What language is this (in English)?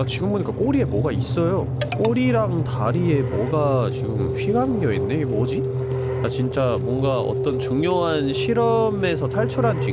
Korean